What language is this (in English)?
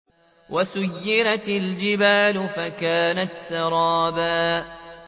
Arabic